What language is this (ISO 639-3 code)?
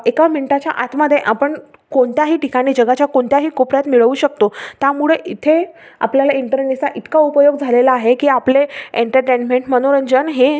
mar